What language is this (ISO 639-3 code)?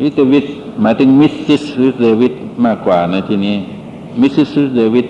tha